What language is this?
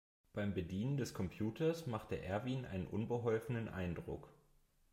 German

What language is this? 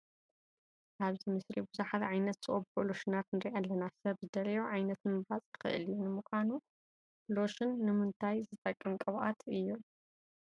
Tigrinya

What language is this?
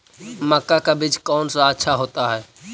Magahi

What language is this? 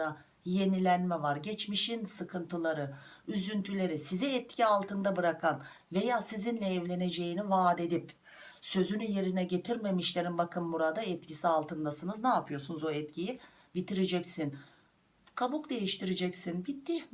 Turkish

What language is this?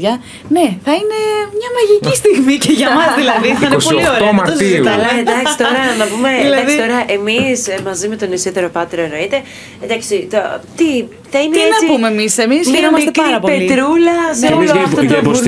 Greek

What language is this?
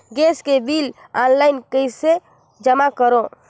Chhattisgarhi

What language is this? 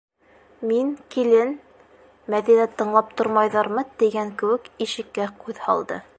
Bashkir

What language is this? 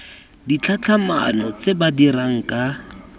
Tswana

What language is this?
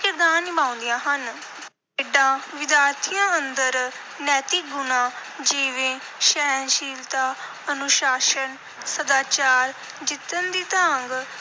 Punjabi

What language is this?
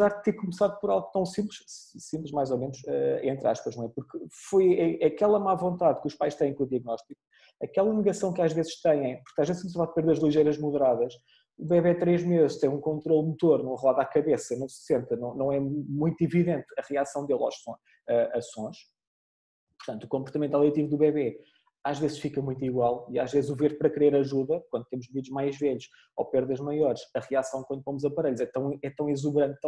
Portuguese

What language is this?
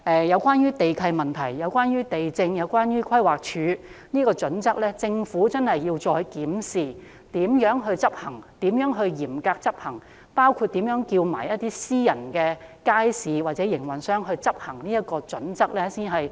Cantonese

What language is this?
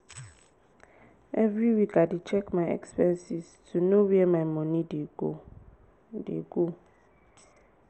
Nigerian Pidgin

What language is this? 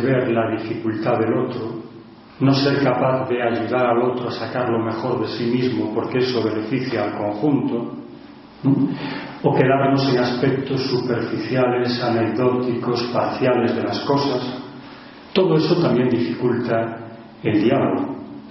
Spanish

